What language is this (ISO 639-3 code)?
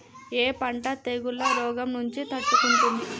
tel